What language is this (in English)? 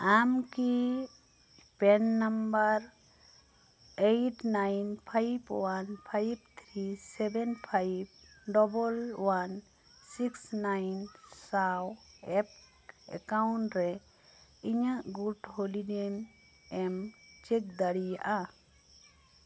Santali